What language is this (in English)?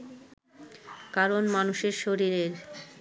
Bangla